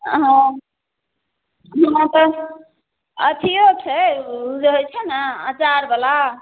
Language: Maithili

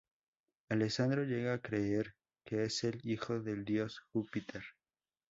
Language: Spanish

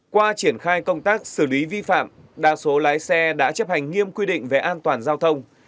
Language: Vietnamese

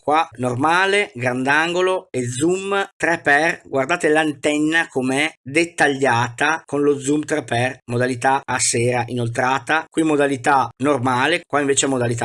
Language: Italian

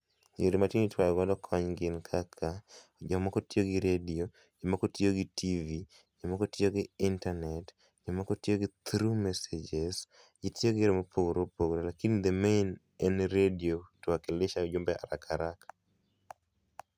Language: Luo (Kenya and Tanzania)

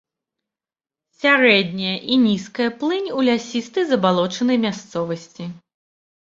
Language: Belarusian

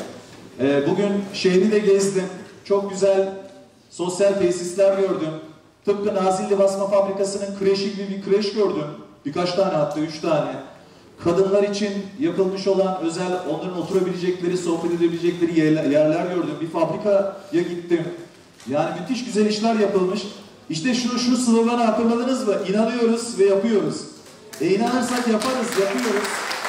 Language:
Turkish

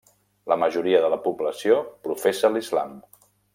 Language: Catalan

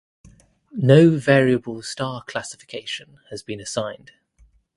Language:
English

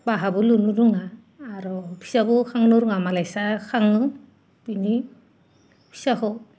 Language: Bodo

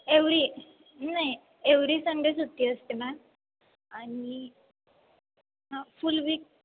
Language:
Marathi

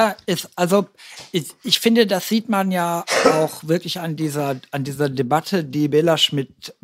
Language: German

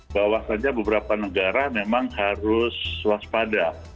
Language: Indonesian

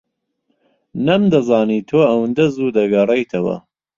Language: Central Kurdish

